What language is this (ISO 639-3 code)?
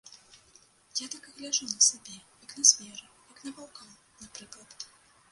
bel